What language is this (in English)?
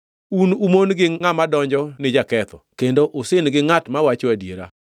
Luo (Kenya and Tanzania)